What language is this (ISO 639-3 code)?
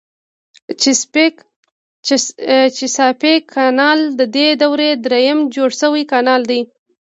pus